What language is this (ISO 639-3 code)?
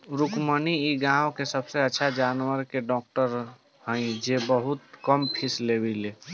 bho